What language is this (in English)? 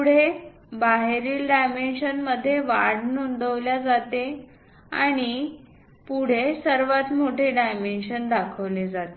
Marathi